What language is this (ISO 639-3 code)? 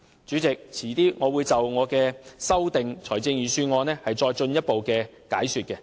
yue